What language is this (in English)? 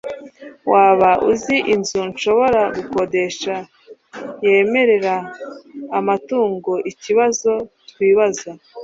Kinyarwanda